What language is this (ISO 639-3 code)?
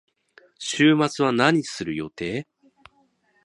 jpn